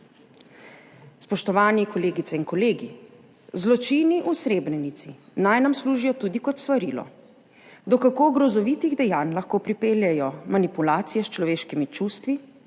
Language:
Slovenian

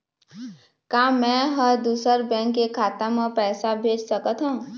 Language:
Chhattisgarhi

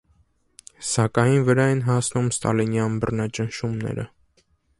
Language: Armenian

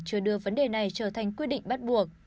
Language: Vietnamese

